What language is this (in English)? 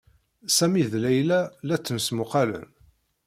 Kabyle